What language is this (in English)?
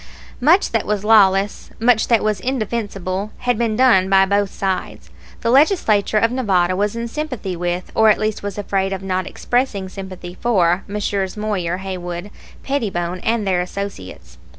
English